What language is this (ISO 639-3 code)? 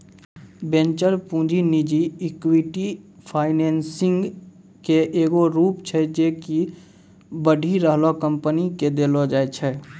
mai